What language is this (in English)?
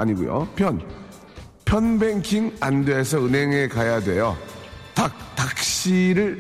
Korean